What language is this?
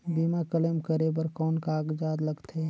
Chhattisgarhi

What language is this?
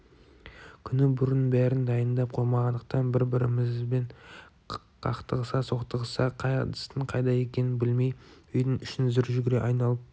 Kazakh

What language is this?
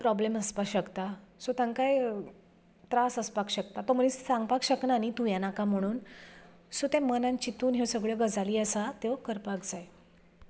Konkani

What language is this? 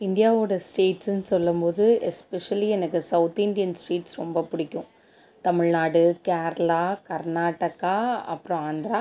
Tamil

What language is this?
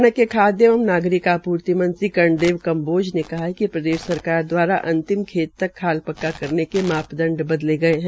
Hindi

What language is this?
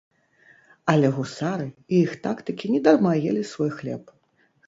Belarusian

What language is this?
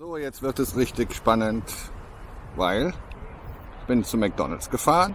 German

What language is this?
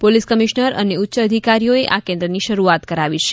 Gujarati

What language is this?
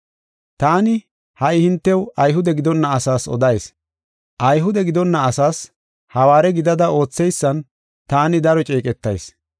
Gofa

